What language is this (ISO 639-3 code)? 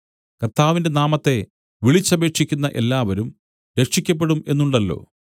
mal